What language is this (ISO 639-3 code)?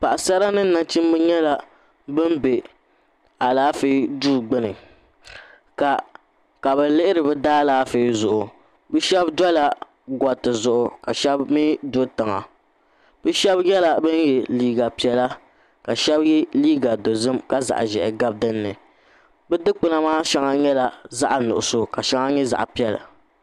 dag